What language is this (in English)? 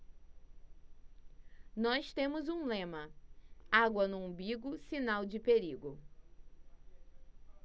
Portuguese